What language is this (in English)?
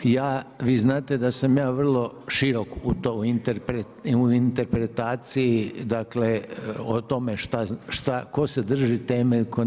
Croatian